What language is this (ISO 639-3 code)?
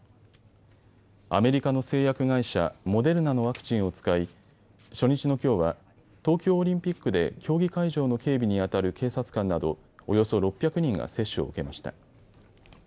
jpn